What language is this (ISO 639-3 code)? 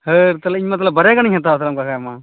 sat